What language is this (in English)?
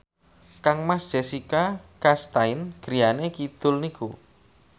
Javanese